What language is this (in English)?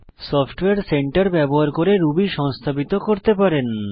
Bangla